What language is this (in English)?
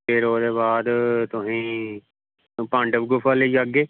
Dogri